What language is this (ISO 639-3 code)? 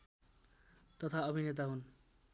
nep